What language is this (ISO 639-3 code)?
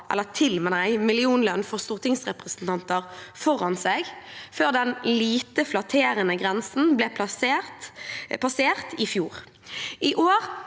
nor